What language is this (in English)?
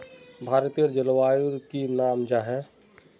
Magahi